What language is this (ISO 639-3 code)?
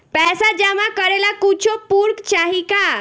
bho